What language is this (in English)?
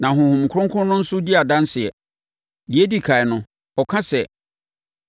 Akan